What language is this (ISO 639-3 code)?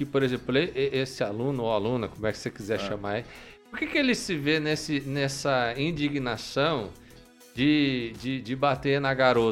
por